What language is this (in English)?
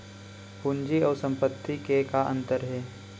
Chhattisgarhi